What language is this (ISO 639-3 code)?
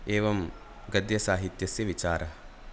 san